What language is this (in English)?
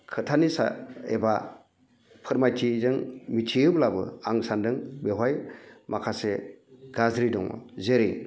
Bodo